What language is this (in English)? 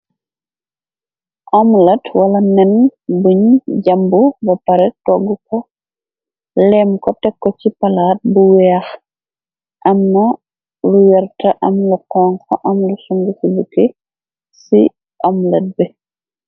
Wolof